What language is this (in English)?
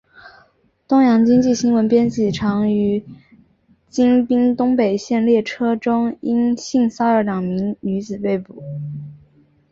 Chinese